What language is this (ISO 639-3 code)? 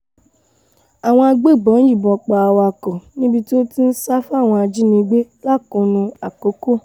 yor